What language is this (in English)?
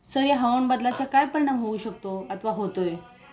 Marathi